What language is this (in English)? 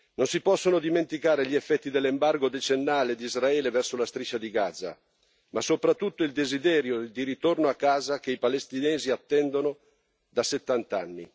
Italian